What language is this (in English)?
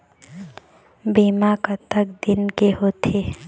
Chhattisgarhi